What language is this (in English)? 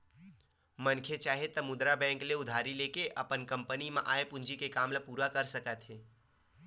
Chhattisgarhi